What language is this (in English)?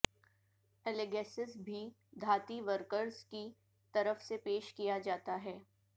Urdu